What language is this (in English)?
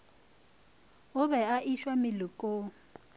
Northern Sotho